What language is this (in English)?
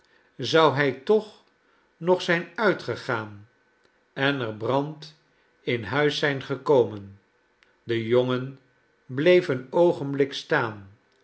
Dutch